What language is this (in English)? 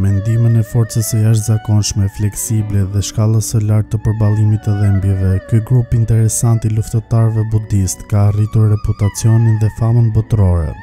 Romanian